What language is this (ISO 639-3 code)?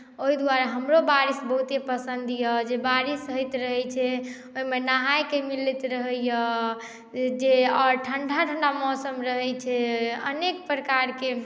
mai